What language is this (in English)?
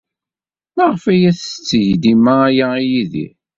Kabyle